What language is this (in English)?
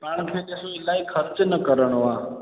Sindhi